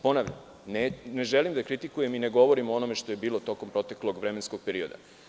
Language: Serbian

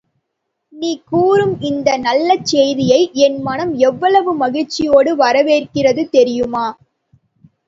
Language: Tamil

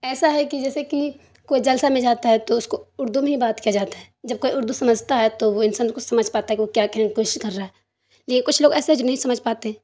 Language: Urdu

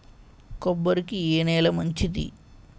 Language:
Telugu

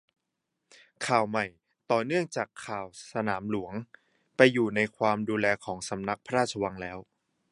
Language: Thai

